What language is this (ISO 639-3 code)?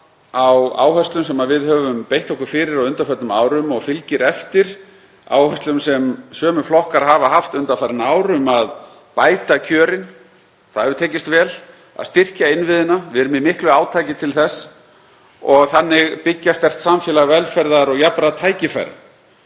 isl